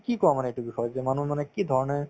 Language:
Assamese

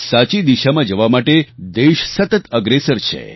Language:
Gujarati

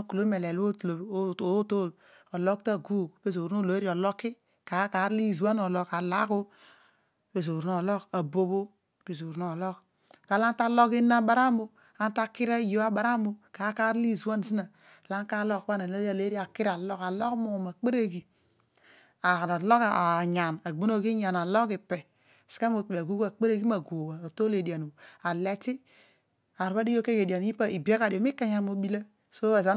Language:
Odual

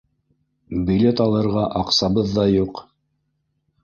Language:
Bashkir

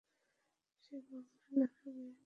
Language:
Bangla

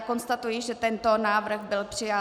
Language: Czech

